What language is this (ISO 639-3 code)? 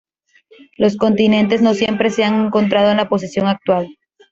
spa